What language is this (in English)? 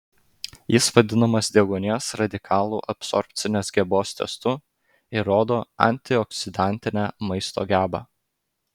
Lithuanian